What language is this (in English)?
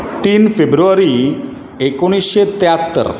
Konkani